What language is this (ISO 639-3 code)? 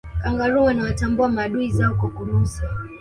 swa